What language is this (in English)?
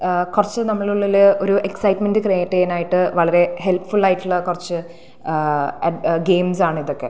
Malayalam